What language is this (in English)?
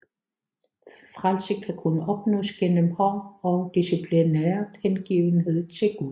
Danish